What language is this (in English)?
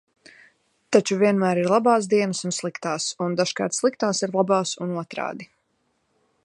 Latvian